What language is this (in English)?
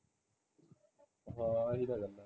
Punjabi